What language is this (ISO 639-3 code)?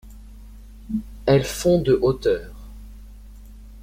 fra